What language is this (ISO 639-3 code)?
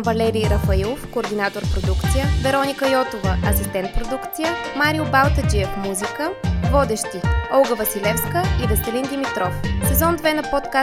bul